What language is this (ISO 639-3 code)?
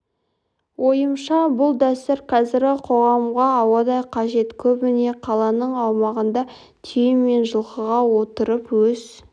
kaz